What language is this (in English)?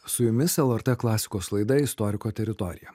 Lithuanian